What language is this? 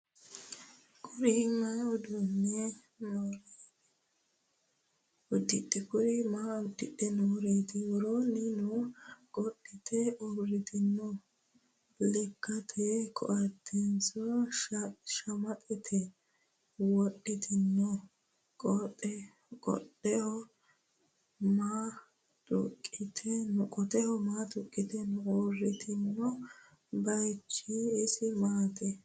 Sidamo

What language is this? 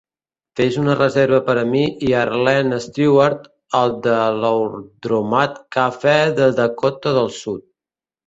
Catalan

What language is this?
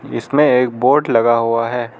Hindi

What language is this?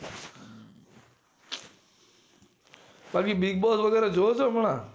Gujarati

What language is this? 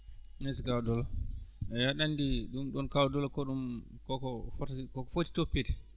Fula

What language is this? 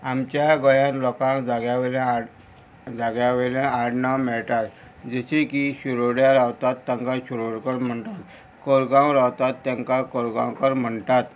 Konkani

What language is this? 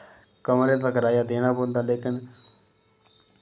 Dogri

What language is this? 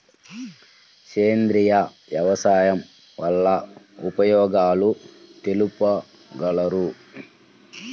Telugu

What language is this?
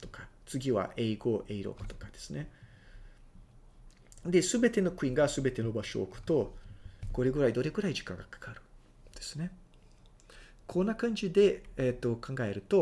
Japanese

